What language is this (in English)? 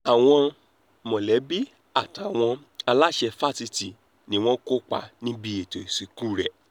Yoruba